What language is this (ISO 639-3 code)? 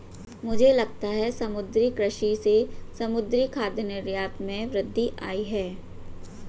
hin